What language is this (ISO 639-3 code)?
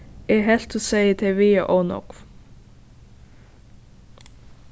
fao